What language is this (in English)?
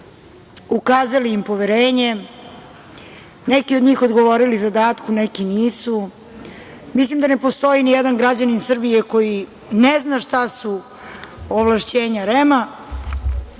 Serbian